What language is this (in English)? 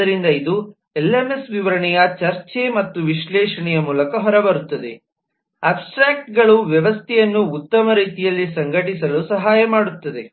Kannada